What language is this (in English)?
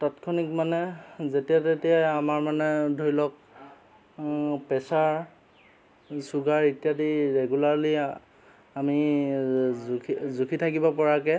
Assamese